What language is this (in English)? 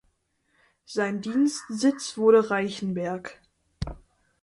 German